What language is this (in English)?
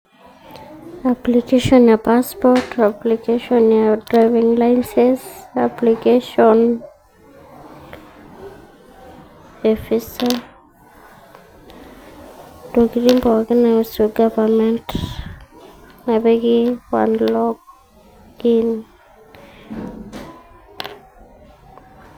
Masai